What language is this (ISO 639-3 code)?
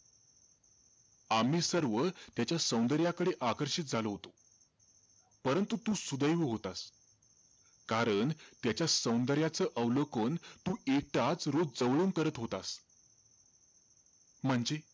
mar